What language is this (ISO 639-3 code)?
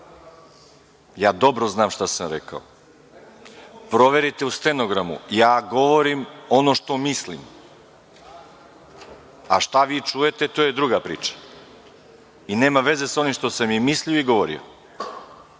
srp